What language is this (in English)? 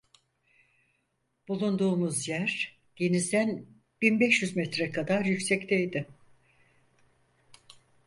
Turkish